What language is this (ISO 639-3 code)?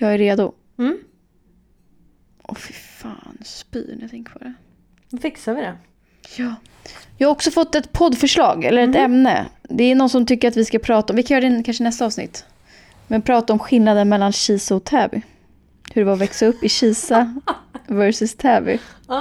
swe